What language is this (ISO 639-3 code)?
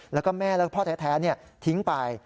tha